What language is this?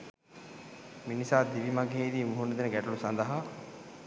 Sinhala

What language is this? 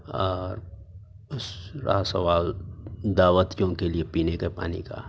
Urdu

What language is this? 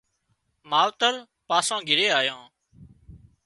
Wadiyara Koli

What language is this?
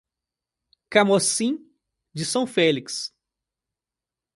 Portuguese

